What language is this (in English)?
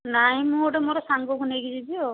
Odia